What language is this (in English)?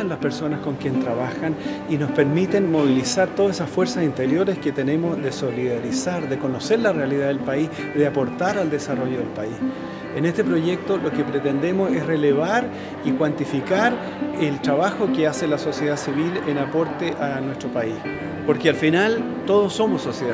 Spanish